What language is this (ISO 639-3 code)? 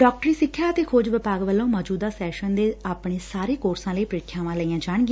pan